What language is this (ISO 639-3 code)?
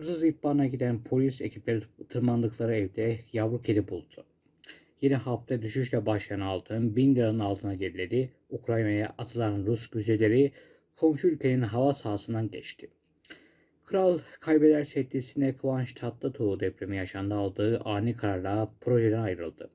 tur